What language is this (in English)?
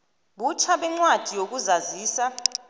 South Ndebele